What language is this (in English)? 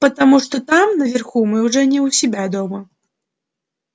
Russian